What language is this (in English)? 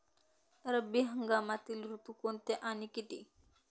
Marathi